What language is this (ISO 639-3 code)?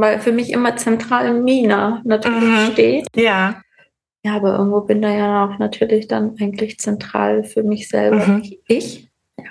deu